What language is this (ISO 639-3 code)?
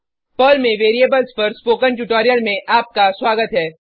hin